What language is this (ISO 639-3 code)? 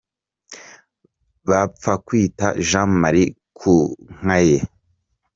kin